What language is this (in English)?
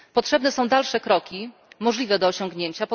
Polish